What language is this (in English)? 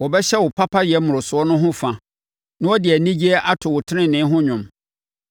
Akan